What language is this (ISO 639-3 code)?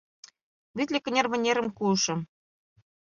chm